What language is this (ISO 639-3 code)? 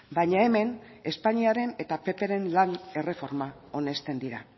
eus